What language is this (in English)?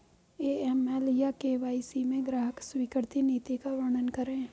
Hindi